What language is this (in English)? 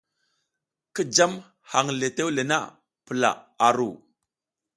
South Giziga